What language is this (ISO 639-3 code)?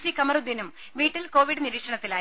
mal